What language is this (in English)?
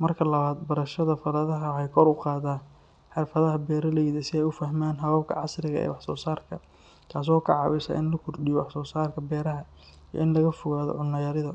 Somali